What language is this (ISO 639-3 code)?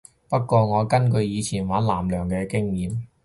yue